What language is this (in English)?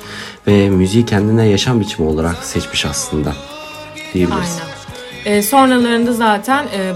Turkish